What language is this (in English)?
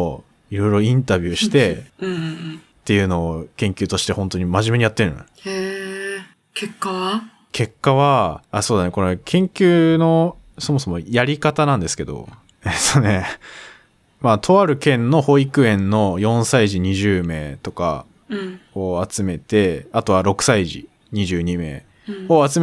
Japanese